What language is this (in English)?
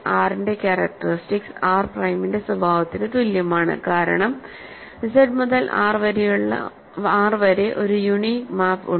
Malayalam